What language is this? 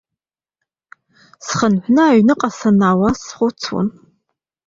Abkhazian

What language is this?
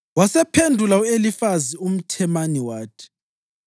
North Ndebele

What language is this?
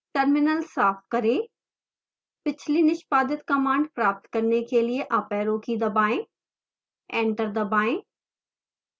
Hindi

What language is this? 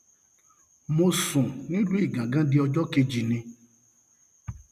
Yoruba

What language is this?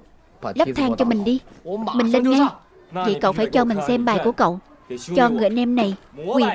Vietnamese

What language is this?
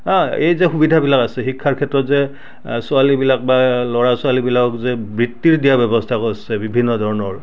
Assamese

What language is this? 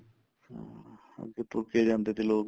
Punjabi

